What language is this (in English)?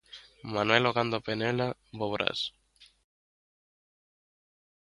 Galician